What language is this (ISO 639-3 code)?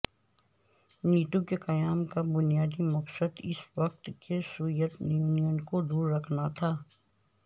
urd